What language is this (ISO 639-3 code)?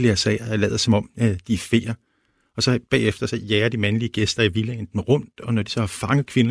dan